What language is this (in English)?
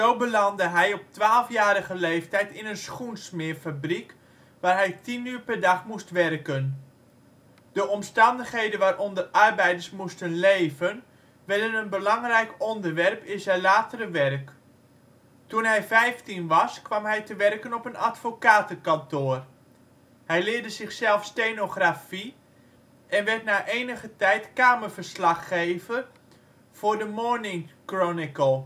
Dutch